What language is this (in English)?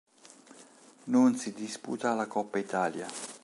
Italian